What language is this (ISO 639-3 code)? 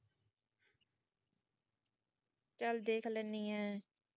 pan